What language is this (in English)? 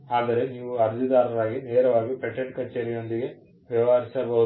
Kannada